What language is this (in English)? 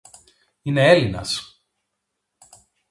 Greek